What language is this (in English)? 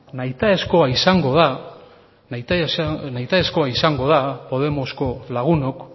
Basque